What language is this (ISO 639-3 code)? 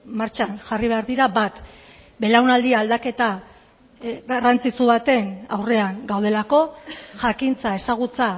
eus